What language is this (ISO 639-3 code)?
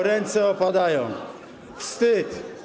pol